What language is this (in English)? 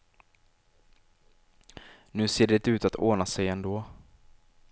Swedish